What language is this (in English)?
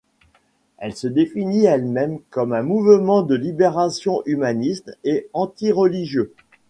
French